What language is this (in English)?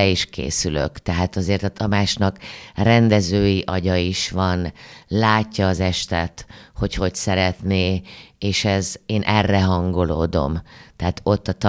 Hungarian